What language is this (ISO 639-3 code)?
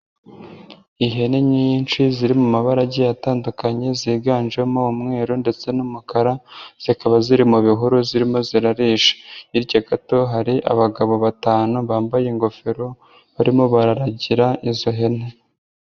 kin